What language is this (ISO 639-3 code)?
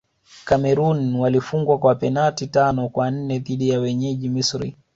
swa